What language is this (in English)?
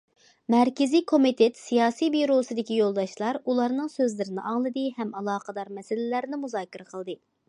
Uyghur